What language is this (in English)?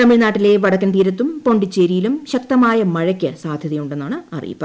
Malayalam